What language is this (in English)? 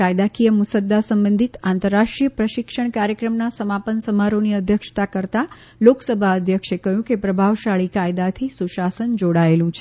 Gujarati